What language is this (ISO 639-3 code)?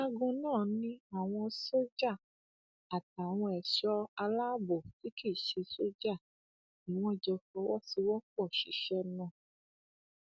yor